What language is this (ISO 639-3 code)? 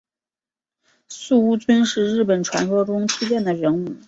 zho